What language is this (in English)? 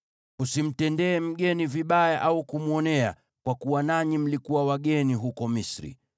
Swahili